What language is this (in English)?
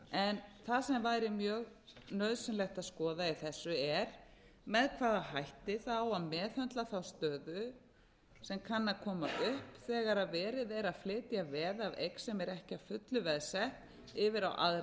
Icelandic